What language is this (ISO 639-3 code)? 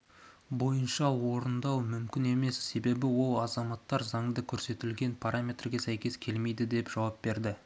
kaz